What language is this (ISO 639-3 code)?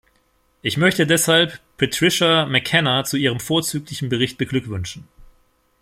deu